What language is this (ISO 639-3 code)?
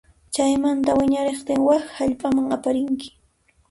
qxp